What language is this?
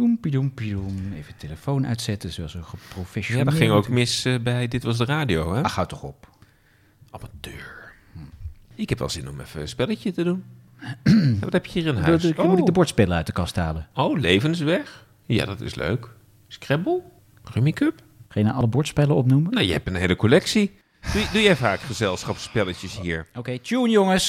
Dutch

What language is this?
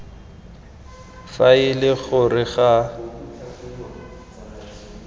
Tswana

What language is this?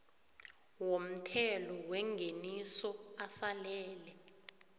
South Ndebele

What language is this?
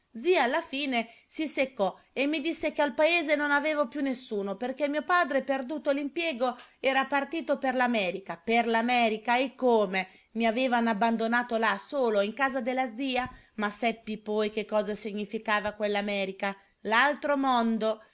Italian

